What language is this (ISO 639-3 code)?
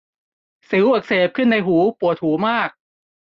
tha